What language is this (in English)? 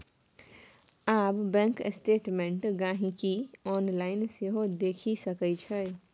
Maithili